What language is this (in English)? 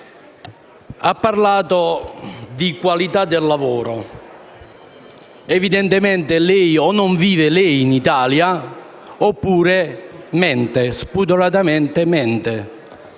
Italian